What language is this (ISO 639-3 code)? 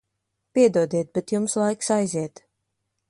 lav